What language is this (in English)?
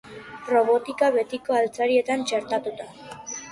Basque